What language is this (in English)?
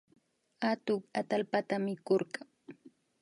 Imbabura Highland Quichua